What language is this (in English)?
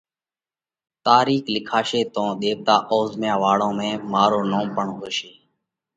Parkari Koli